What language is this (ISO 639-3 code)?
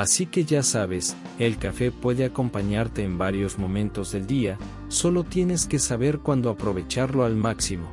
spa